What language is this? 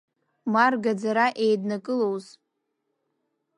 Abkhazian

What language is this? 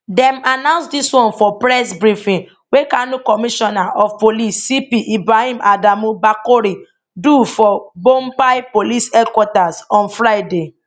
Nigerian Pidgin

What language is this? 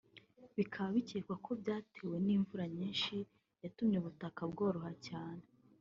Kinyarwanda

